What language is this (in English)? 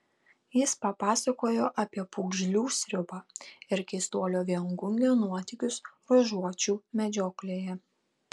Lithuanian